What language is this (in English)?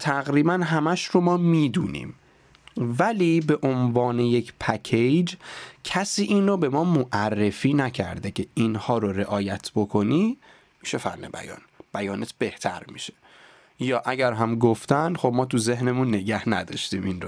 Persian